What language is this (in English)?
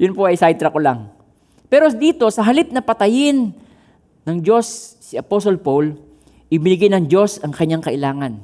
Filipino